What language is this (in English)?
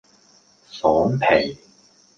Cantonese